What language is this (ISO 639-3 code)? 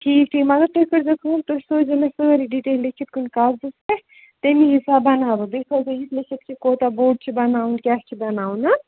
kas